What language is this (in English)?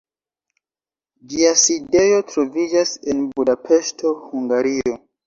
Esperanto